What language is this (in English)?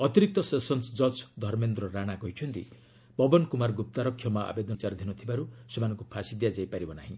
Odia